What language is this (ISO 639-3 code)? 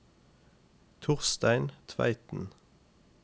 nor